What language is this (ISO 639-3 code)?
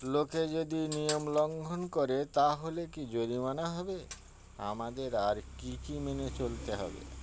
ben